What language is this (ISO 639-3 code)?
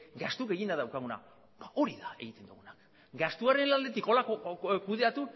eus